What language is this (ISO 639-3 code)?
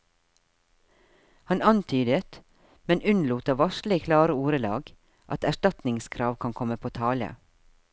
nor